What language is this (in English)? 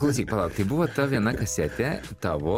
Lithuanian